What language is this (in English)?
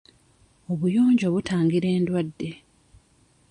Ganda